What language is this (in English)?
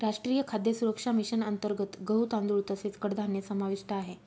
Marathi